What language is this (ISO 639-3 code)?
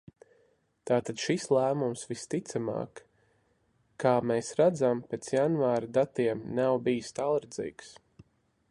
lav